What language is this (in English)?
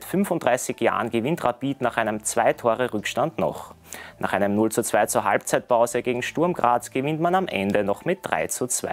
German